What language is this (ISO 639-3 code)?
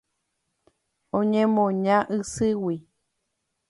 grn